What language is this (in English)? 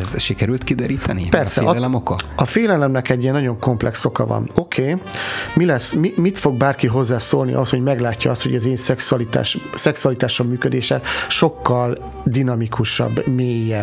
Hungarian